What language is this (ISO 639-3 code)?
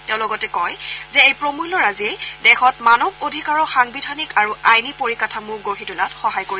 asm